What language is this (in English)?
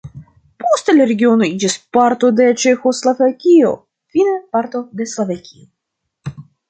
Esperanto